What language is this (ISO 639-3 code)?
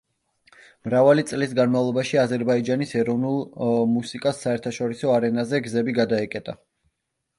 kat